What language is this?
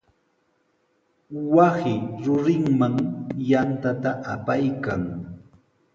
Sihuas Ancash Quechua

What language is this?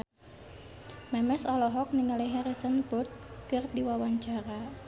Sundanese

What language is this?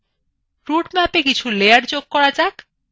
Bangla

